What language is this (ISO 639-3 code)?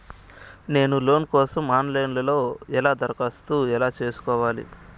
tel